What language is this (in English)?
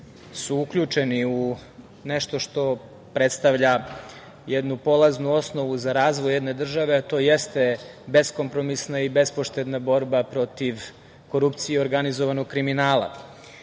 Serbian